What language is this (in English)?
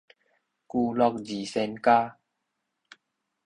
Min Nan Chinese